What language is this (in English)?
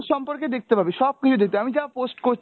Bangla